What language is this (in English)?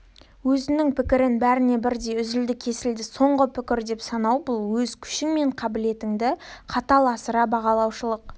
Kazakh